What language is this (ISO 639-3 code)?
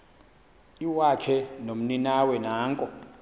xho